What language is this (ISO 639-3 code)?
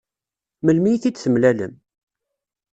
kab